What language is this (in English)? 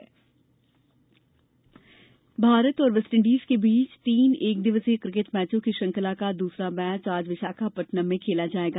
Hindi